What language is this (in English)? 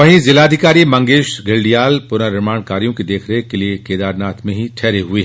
Hindi